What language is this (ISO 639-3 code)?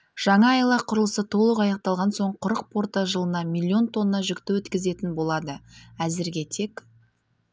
kaz